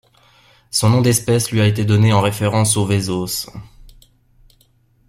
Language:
French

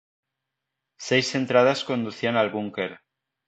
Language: Spanish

